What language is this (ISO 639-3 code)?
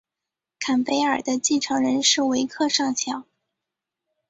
zho